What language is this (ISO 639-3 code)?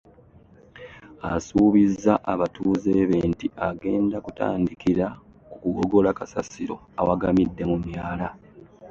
lug